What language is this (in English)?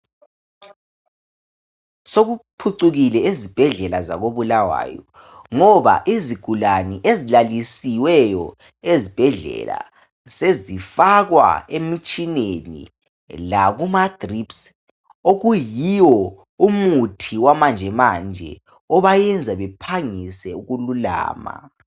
North Ndebele